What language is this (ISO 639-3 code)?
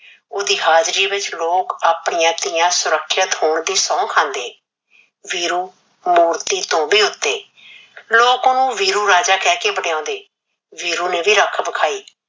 pan